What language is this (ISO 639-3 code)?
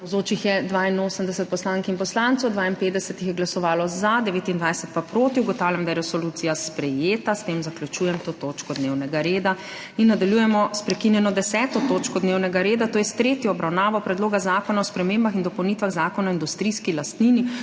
slv